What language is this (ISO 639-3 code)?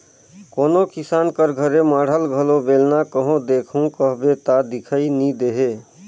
hne